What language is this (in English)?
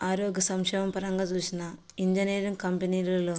Telugu